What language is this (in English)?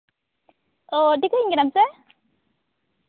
Santali